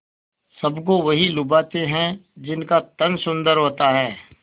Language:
Hindi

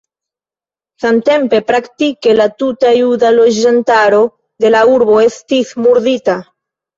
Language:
Esperanto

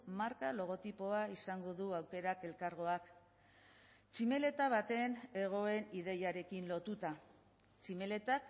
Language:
Basque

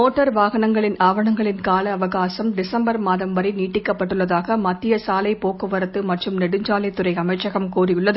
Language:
Tamil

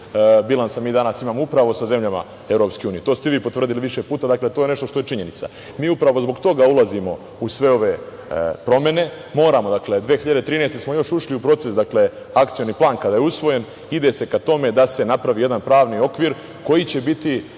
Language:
Serbian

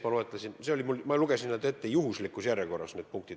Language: Estonian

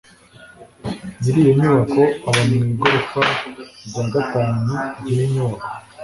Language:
Kinyarwanda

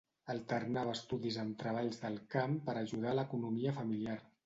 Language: Catalan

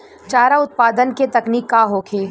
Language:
Bhojpuri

